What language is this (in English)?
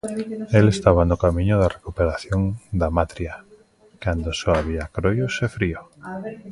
Galician